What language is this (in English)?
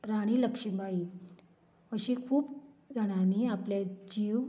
Konkani